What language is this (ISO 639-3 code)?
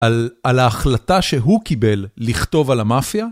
heb